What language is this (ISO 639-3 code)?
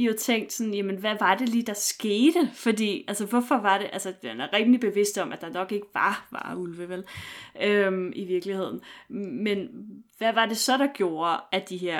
dan